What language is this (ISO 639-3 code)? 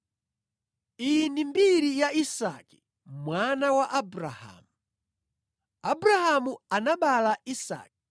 nya